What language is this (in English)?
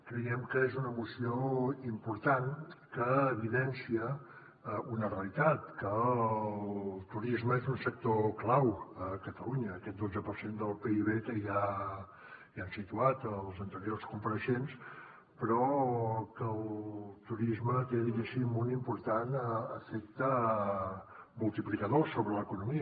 Catalan